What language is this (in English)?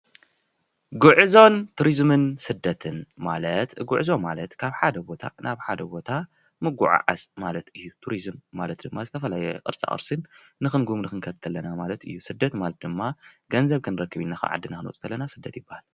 Tigrinya